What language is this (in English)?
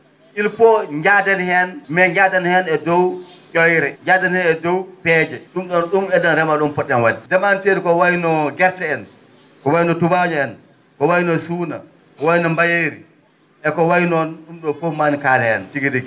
Fula